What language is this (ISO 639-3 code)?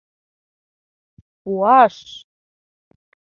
chm